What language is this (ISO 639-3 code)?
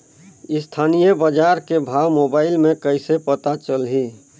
hne